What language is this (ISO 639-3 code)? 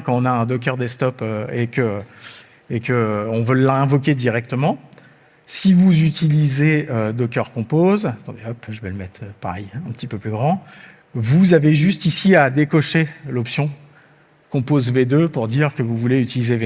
fra